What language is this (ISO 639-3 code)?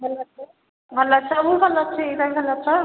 ori